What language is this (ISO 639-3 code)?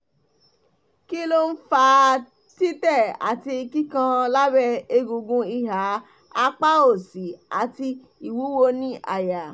yor